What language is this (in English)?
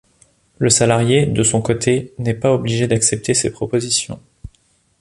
French